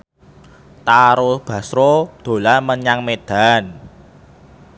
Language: Javanese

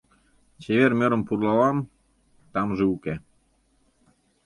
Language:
Mari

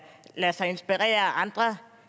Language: Danish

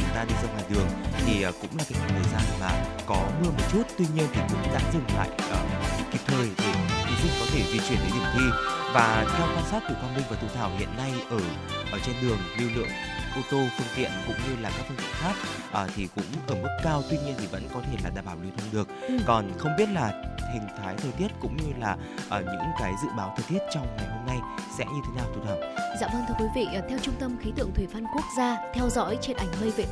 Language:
Vietnamese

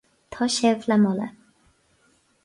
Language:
Irish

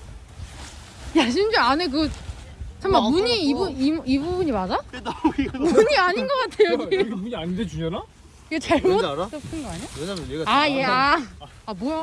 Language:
Korean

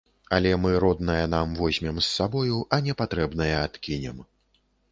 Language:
Belarusian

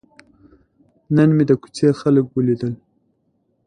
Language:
Pashto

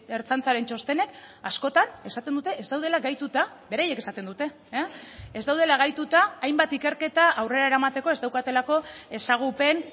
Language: Basque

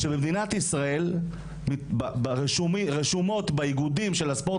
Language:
Hebrew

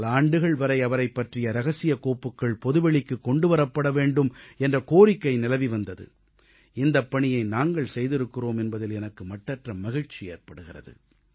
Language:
Tamil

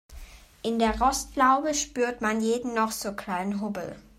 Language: German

